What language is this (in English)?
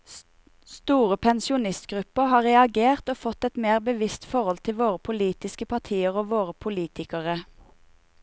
Norwegian